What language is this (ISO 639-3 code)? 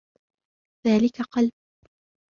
ara